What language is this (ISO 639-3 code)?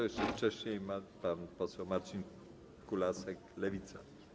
pol